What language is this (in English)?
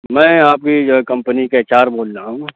Urdu